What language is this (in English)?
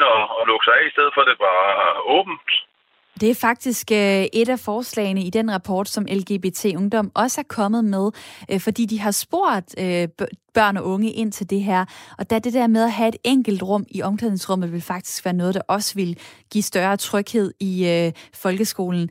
Danish